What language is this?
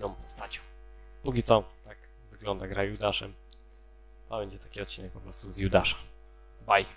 Polish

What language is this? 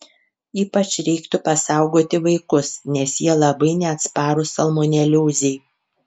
Lithuanian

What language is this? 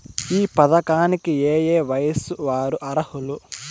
Telugu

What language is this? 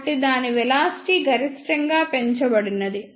Telugu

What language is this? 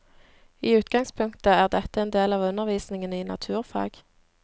Norwegian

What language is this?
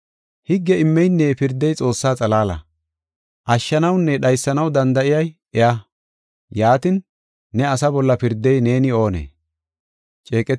Gofa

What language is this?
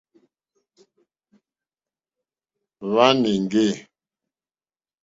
Mokpwe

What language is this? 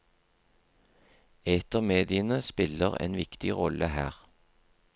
Norwegian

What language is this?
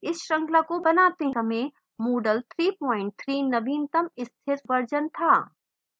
Hindi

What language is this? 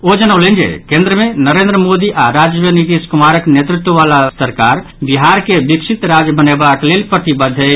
Maithili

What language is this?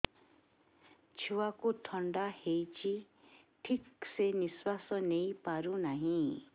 Odia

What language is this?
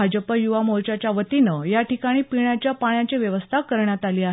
Marathi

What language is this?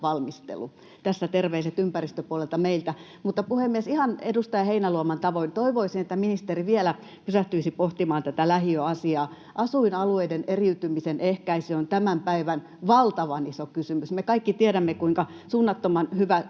Finnish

